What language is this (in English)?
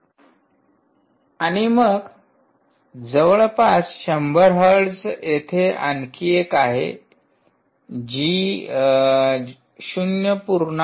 Marathi